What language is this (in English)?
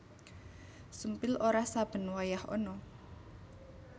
Javanese